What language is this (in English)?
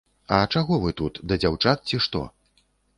Belarusian